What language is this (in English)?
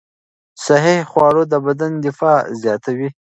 Pashto